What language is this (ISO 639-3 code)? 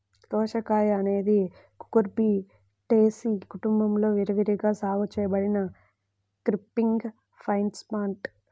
tel